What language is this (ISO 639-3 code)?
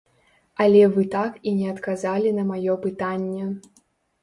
bel